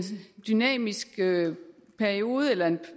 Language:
Danish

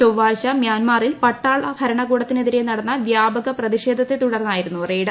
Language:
Malayalam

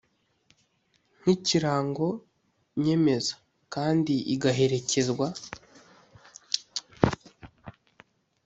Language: Kinyarwanda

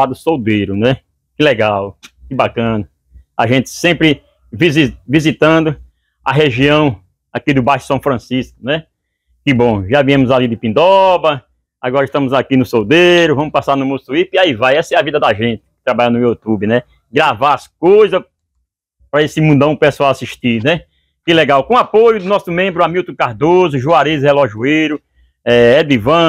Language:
Portuguese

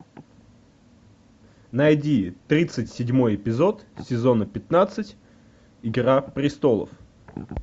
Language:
Russian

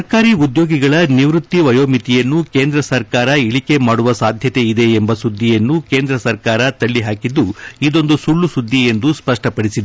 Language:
Kannada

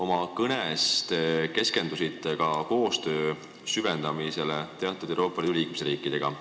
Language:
Estonian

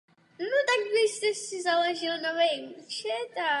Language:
Czech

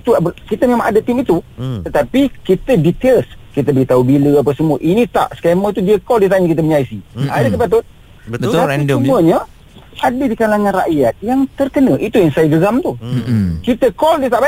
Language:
Malay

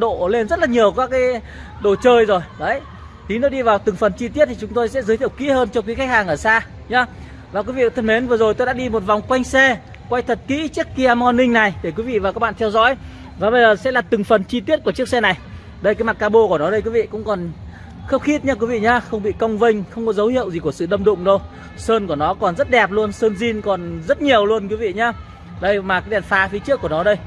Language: Vietnamese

